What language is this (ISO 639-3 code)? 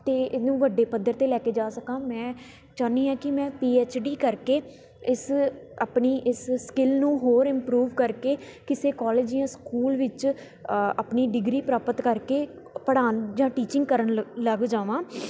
pan